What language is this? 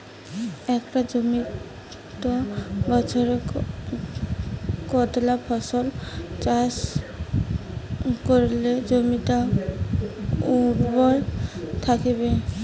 Bangla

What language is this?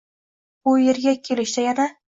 Uzbek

